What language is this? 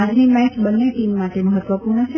Gujarati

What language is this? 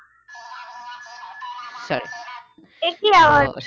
Bangla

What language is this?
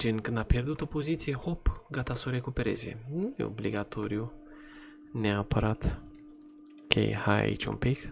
Romanian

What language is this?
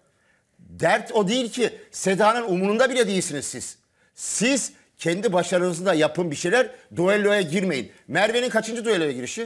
Turkish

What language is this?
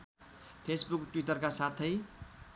Nepali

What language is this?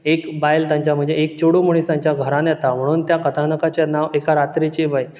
Konkani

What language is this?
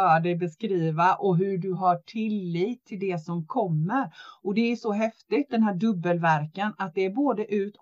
Swedish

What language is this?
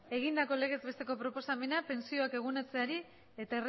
Basque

